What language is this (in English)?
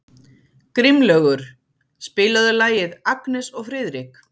Icelandic